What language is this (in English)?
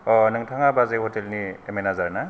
Bodo